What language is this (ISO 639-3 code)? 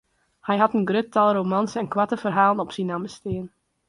fry